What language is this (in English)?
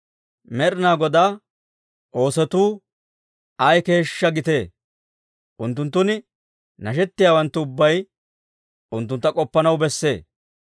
Dawro